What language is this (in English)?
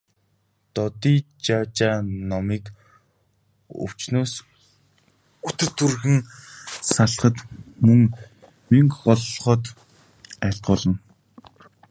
Mongolian